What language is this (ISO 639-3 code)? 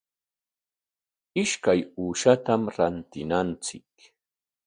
qwa